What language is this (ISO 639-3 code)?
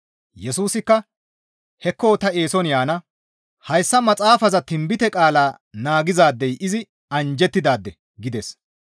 gmv